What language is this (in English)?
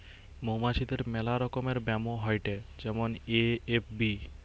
Bangla